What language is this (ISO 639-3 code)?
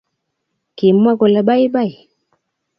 kln